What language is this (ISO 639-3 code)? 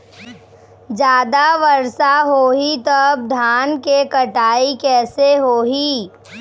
hne